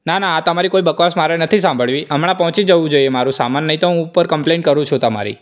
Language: Gujarati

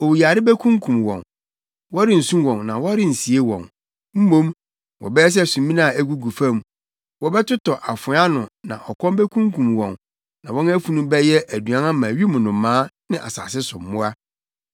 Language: Akan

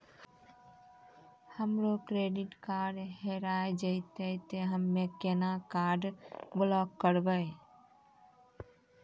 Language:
Maithili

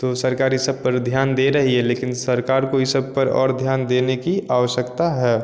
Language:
Hindi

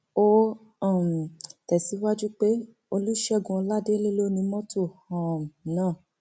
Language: Yoruba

